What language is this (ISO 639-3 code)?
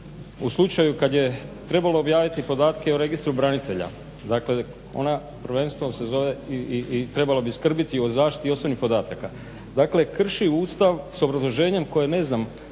hrv